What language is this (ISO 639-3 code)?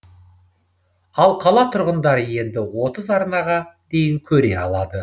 kaz